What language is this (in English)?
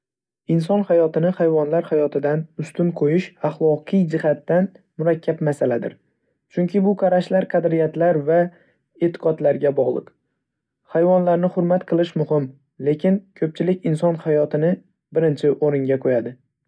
Uzbek